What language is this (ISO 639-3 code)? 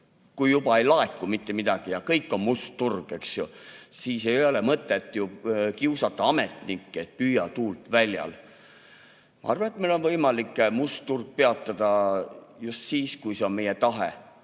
est